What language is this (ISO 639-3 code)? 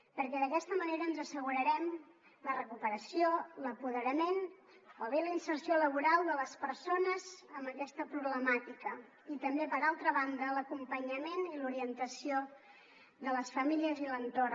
cat